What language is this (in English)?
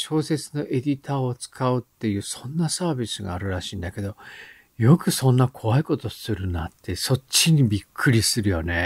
Japanese